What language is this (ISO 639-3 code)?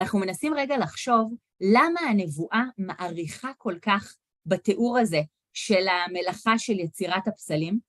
heb